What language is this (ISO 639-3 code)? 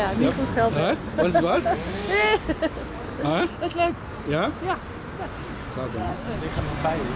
nld